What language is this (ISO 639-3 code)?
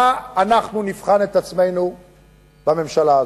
heb